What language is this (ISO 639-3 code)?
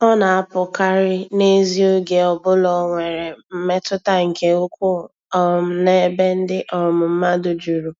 ibo